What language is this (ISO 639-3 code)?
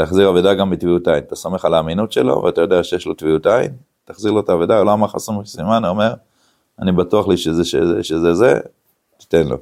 heb